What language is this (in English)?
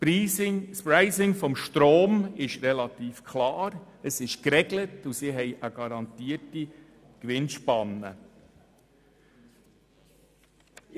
Swiss German